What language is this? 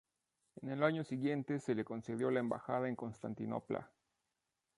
Spanish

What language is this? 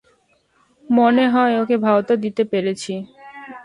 Bangla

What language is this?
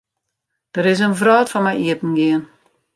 Western Frisian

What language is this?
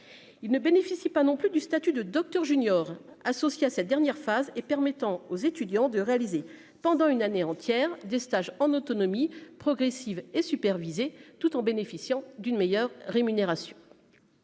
French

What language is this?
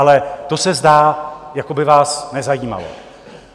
Czech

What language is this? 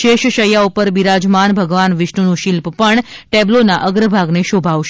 Gujarati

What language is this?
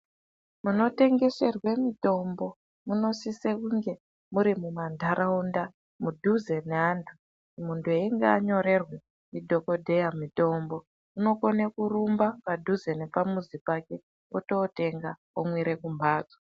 Ndau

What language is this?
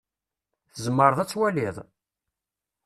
Kabyle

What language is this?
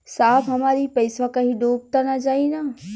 Bhojpuri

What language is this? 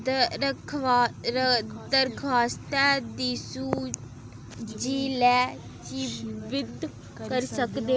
Dogri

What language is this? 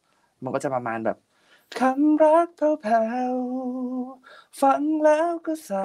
Thai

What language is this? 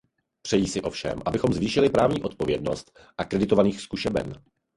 Czech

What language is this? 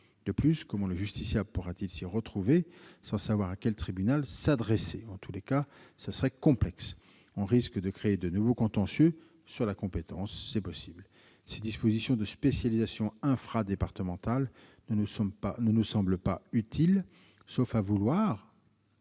French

